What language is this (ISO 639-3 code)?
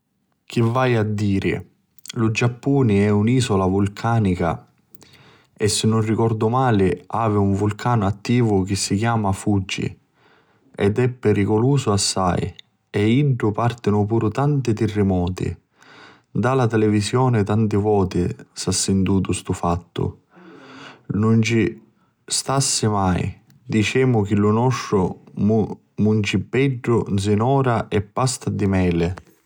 scn